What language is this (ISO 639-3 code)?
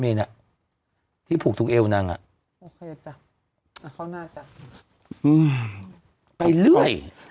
tha